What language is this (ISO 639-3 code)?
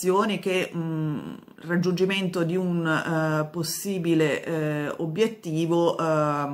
ita